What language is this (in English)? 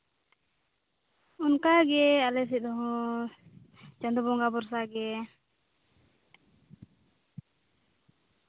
Santali